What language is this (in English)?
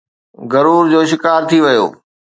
Sindhi